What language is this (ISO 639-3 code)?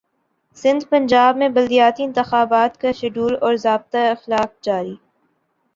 urd